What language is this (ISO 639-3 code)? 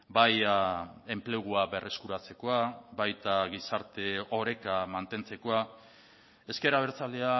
eus